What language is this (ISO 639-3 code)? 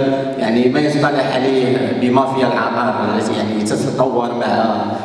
ara